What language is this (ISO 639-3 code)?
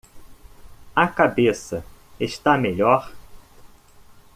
por